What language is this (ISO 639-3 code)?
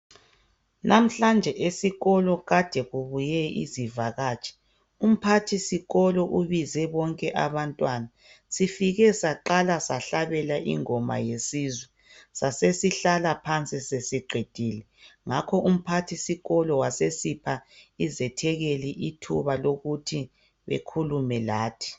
nde